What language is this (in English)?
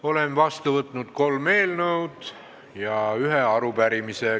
Estonian